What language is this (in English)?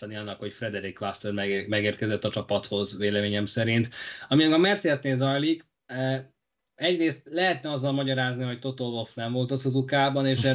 Hungarian